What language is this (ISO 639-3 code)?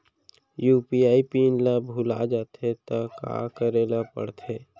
hne